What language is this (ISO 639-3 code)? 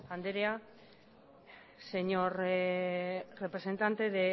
spa